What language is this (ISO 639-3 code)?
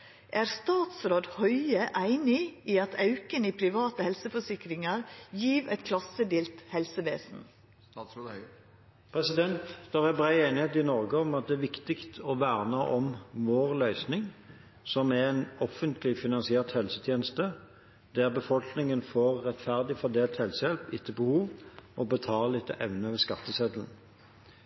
nob